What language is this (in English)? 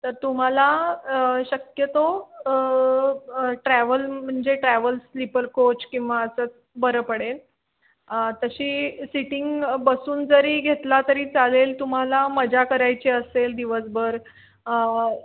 Marathi